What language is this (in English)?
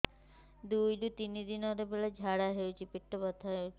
Odia